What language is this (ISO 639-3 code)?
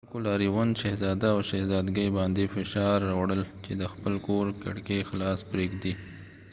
pus